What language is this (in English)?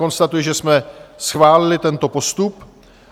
Czech